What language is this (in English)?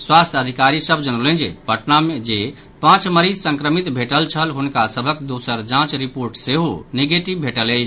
Maithili